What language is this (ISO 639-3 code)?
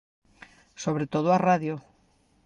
glg